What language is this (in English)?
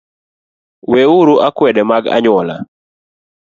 Luo (Kenya and Tanzania)